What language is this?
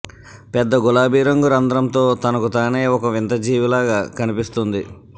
Telugu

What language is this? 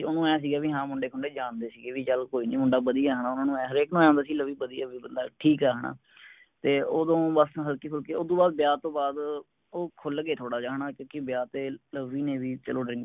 Punjabi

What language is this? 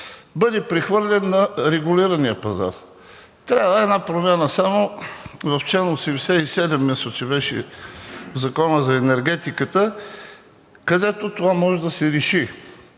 Bulgarian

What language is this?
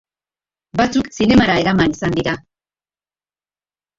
Basque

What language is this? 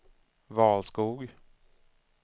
Swedish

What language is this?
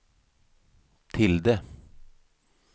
Swedish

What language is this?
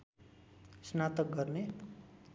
Nepali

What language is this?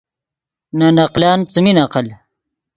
Yidgha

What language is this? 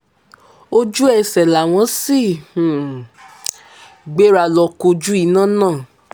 Yoruba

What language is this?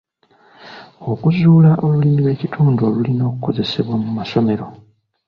Ganda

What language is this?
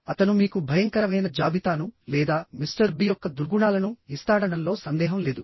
Telugu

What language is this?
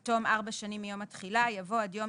Hebrew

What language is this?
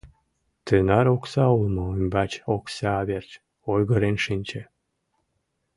Mari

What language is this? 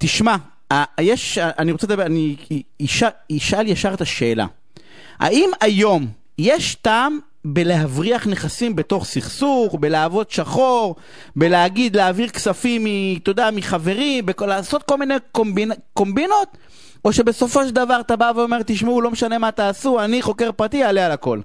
Hebrew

